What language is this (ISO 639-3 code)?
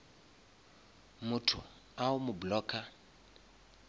nso